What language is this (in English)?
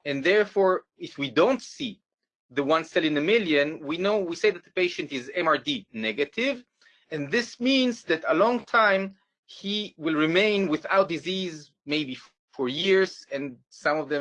English